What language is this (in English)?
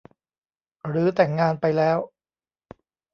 Thai